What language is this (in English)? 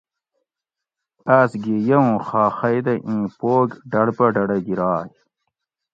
Gawri